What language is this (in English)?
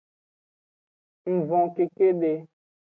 Aja (Benin)